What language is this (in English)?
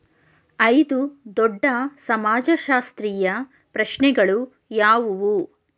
Kannada